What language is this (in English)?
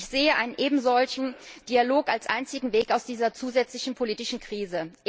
German